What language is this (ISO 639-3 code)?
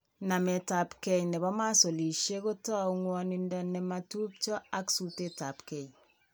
kln